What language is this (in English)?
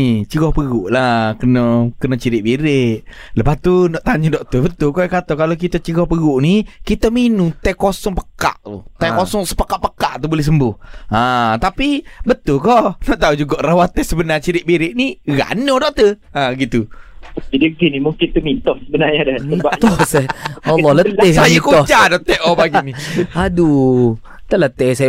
Malay